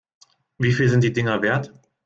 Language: German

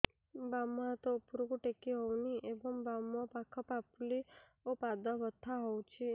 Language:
Odia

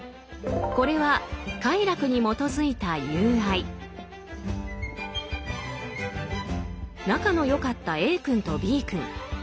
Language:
Japanese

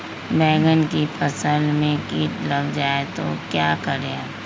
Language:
Magahi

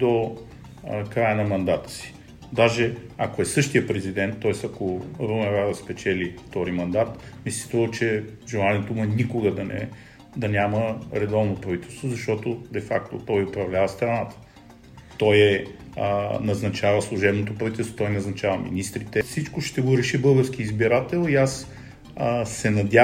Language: Bulgarian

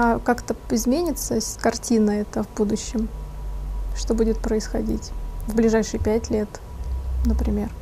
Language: Russian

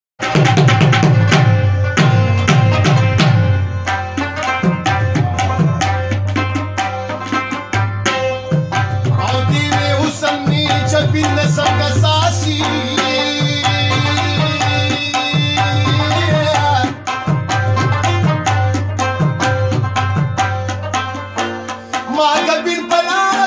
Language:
Arabic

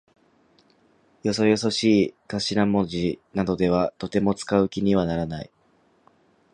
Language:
Japanese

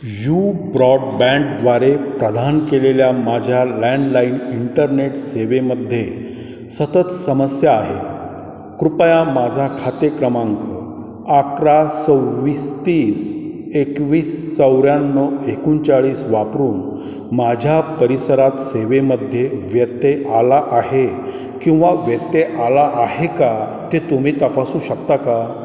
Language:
Marathi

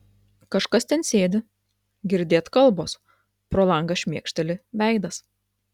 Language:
Lithuanian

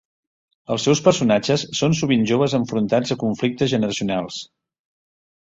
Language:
Catalan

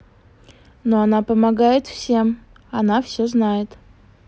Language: Russian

